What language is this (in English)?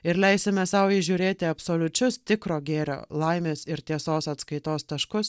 Lithuanian